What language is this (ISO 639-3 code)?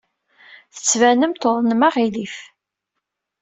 kab